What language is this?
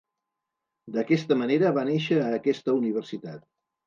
Catalan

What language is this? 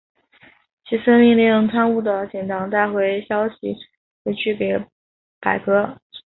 Chinese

